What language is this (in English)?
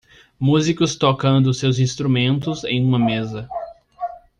Portuguese